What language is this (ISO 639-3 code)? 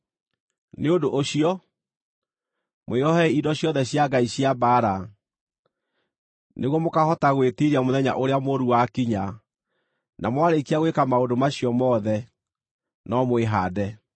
kik